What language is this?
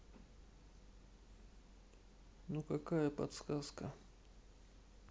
Russian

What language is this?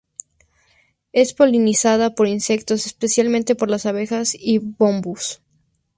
Spanish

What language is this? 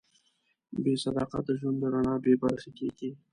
Pashto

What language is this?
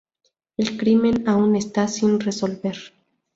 Spanish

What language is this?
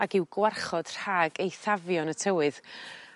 Welsh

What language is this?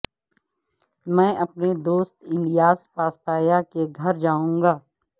Urdu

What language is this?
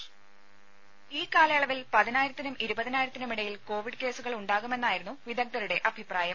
Malayalam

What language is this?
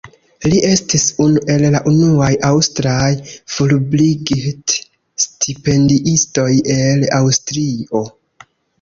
Esperanto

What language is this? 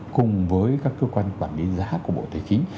Vietnamese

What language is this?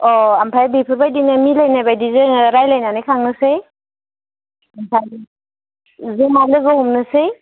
Bodo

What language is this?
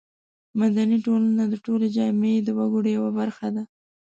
Pashto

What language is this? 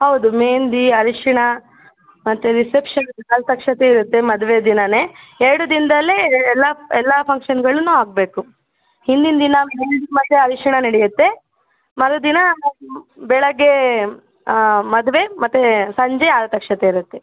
Kannada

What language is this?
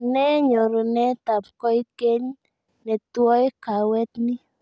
Kalenjin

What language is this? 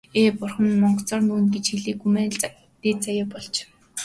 Mongolian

